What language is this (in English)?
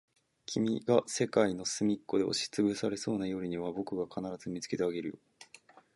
Japanese